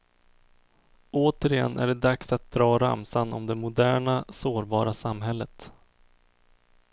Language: Swedish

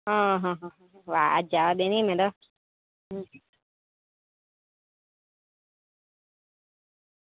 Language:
Gujarati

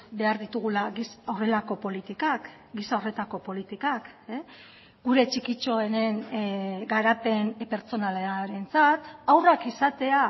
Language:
Basque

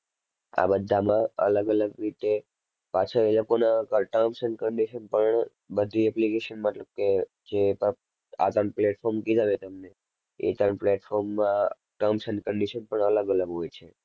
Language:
Gujarati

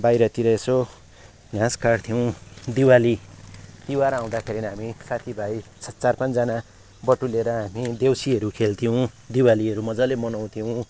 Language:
Nepali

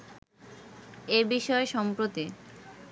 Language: Bangla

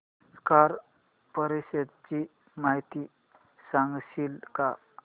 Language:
Marathi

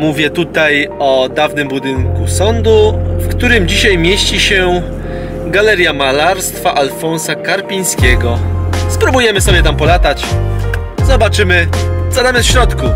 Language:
Polish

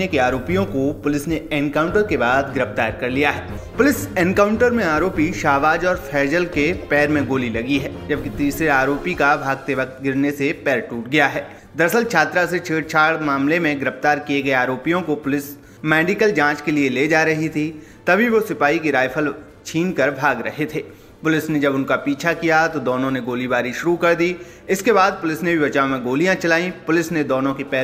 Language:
Hindi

